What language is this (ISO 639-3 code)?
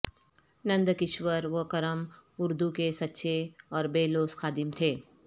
urd